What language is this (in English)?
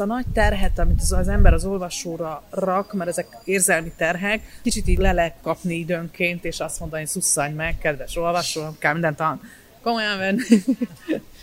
Hungarian